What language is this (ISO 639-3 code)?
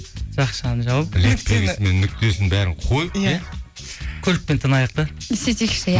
kaz